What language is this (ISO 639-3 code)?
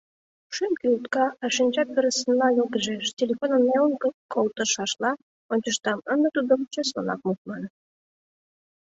chm